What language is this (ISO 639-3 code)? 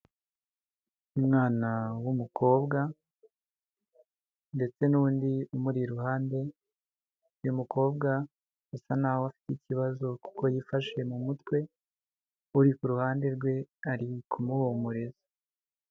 kin